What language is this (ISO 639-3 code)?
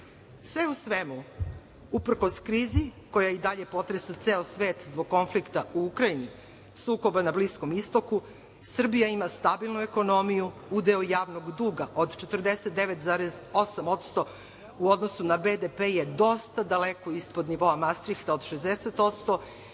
srp